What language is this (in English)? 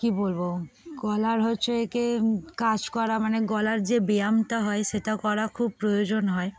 Bangla